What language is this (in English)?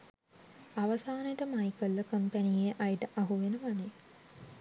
Sinhala